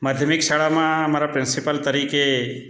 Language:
Gujarati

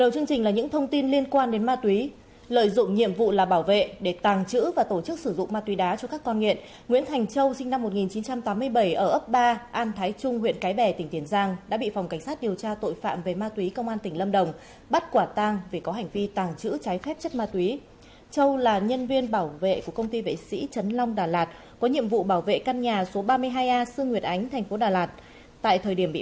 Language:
Vietnamese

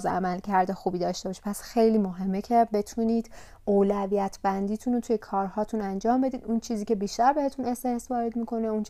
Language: Persian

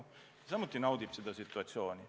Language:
Estonian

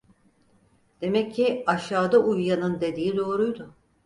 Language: Turkish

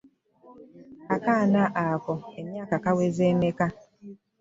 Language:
Ganda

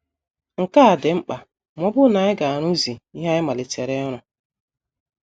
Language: Igbo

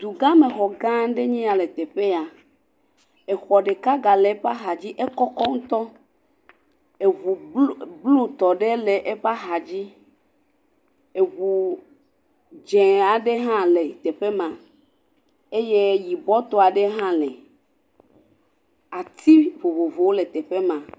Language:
Ewe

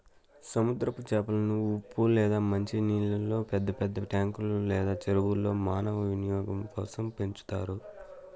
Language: Telugu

